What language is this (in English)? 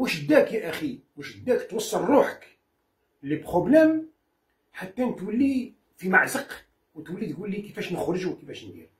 Arabic